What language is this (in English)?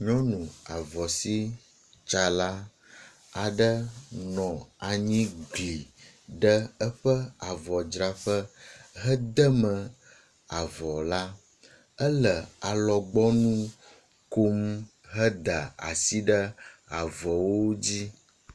Ewe